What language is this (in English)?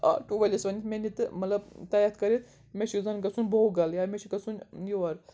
Kashmiri